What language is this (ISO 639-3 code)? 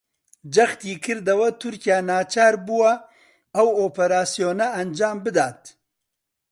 ckb